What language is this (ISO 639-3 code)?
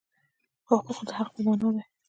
pus